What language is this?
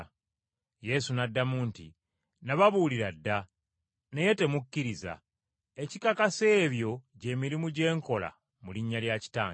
Ganda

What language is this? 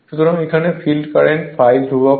Bangla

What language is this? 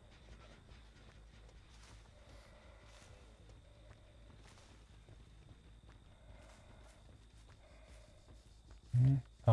French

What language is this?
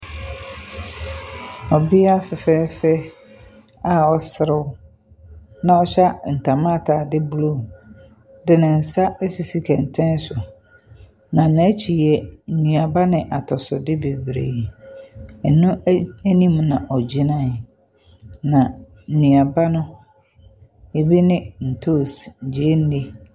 Akan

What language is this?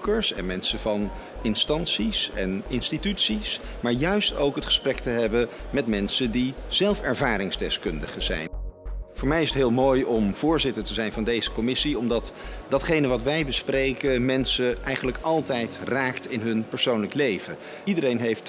Dutch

